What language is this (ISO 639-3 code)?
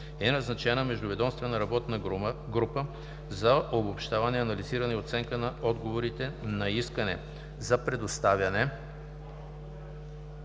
bul